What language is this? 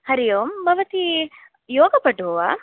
Sanskrit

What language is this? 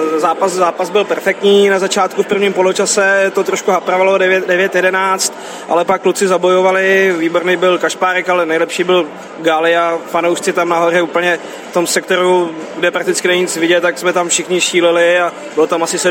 Slovak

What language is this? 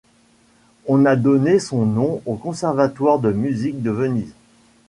French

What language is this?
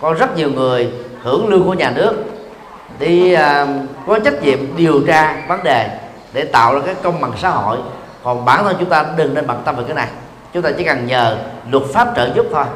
Vietnamese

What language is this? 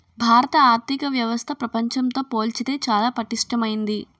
Telugu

